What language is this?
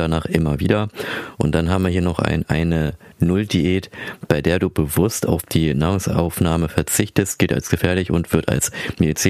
German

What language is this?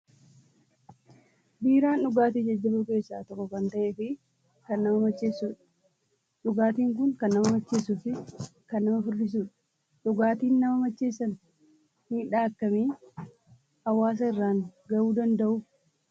Oromo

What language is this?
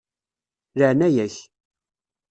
Kabyle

